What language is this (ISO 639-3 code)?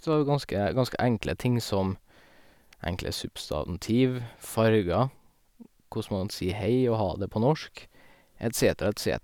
nor